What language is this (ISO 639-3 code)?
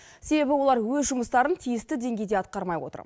kaz